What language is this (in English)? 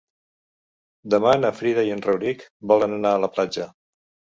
Catalan